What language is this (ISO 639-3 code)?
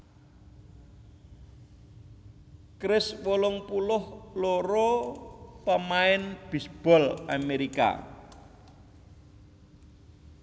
jav